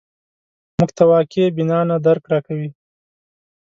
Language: Pashto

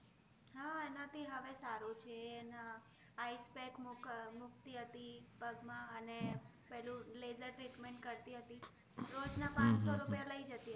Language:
Gujarati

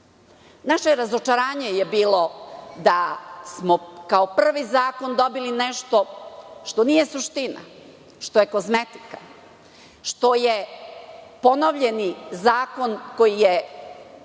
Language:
Serbian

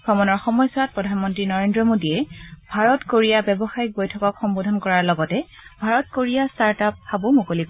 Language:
Assamese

